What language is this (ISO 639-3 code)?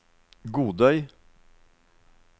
nor